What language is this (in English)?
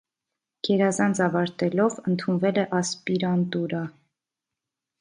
Armenian